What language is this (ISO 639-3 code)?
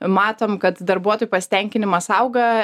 lit